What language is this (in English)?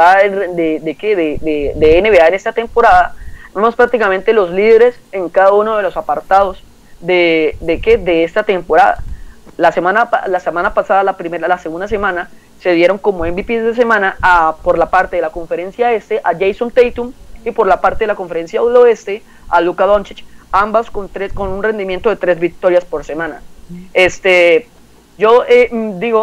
Spanish